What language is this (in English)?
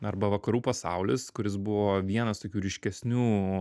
Lithuanian